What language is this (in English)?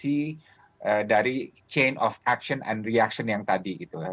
Indonesian